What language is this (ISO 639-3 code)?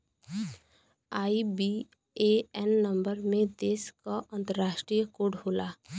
bho